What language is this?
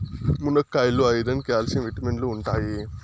Telugu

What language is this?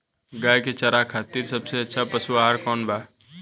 Bhojpuri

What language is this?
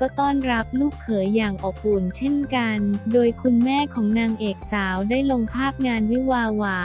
Thai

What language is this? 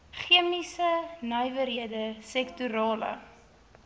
Afrikaans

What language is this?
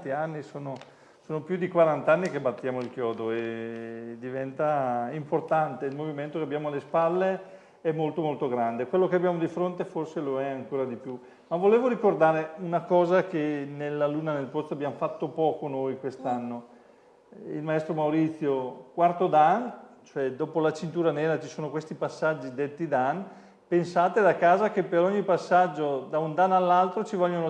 Italian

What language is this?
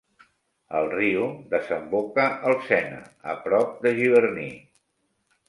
Catalan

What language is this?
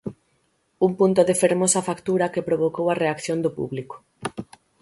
Galician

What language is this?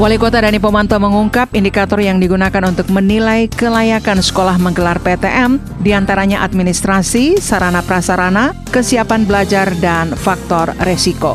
Indonesian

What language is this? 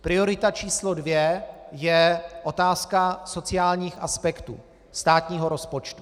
Czech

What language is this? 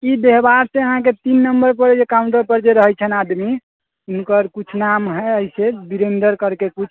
Maithili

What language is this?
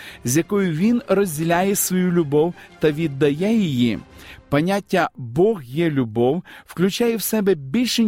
Ukrainian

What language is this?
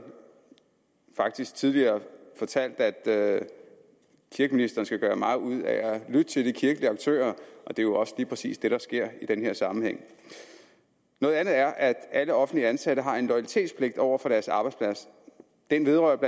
Danish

